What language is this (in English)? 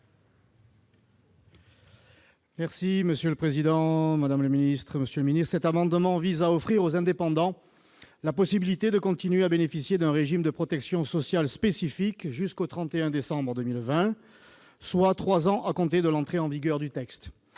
French